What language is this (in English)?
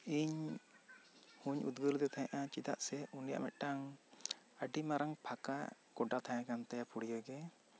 Santali